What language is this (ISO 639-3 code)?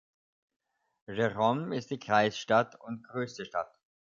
deu